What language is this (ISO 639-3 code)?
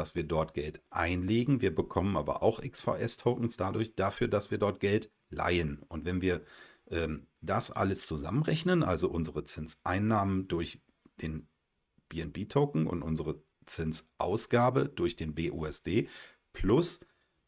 deu